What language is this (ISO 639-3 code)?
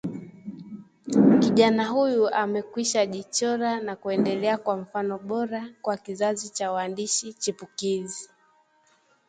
swa